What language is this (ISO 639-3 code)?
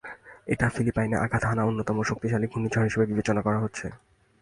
ben